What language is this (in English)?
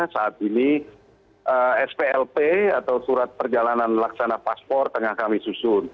Indonesian